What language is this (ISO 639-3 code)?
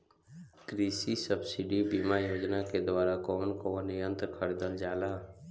bho